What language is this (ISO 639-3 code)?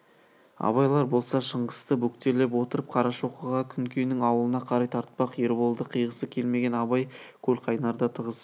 kaz